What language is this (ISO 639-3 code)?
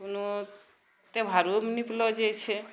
mai